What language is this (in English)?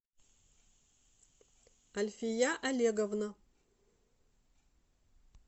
Russian